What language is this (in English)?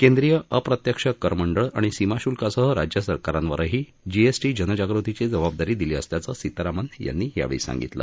Marathi